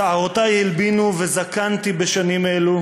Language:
Hebrew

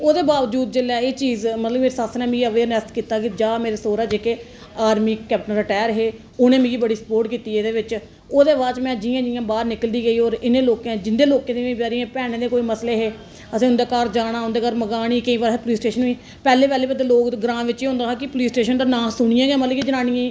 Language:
Dogri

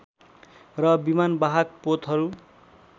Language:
Nepali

